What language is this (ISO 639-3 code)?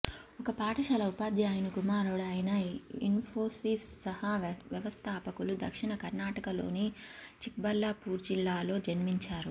tel